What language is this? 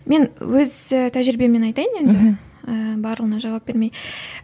Kazakh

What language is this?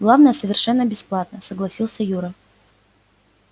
Russian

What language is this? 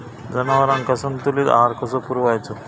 Marathi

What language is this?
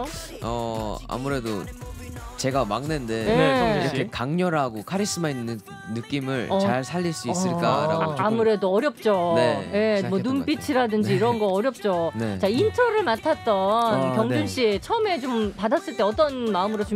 Korean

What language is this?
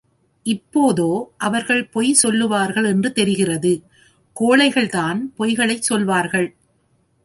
Tamil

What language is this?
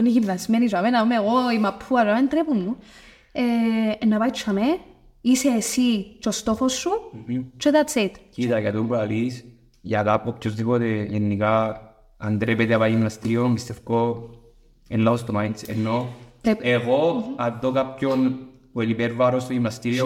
Greek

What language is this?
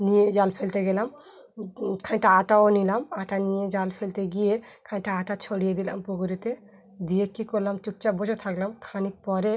Bangla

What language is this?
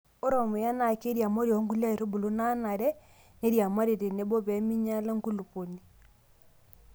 Masai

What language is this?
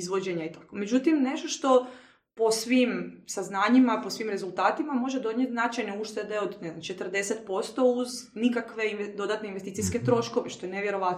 Croatian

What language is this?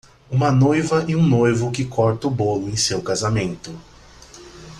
Portuguese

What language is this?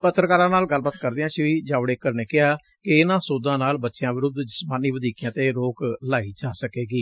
Punjabi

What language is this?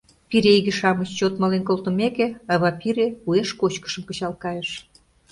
Mari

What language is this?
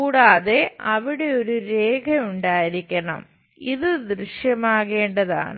Malayalam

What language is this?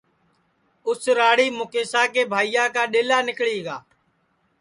Sansi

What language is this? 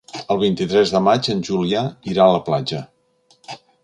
Catalan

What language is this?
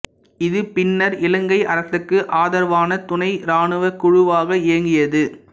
Tamil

